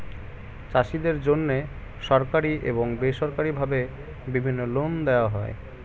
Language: Bangla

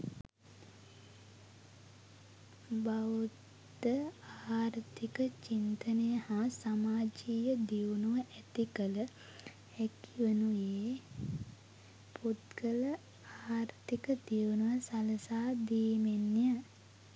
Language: Sinhala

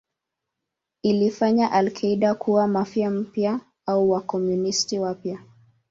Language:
Swahili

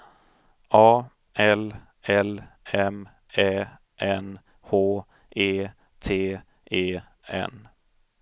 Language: Swedish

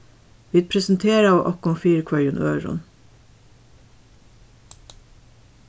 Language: Faroese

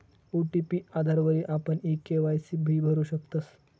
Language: Marathi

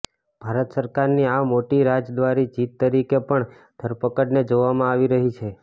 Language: Gujarati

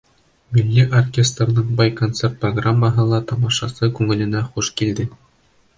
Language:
Bashkir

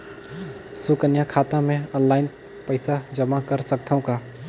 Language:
Chhattisgarhi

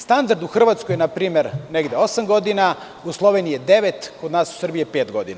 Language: Serbian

